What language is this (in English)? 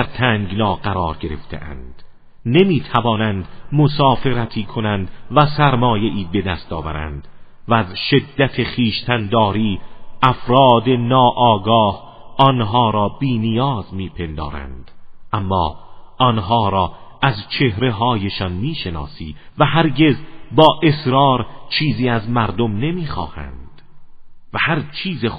Persian